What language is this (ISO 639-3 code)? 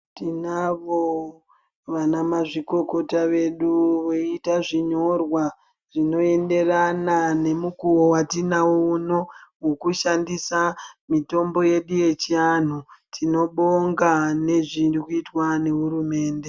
ndc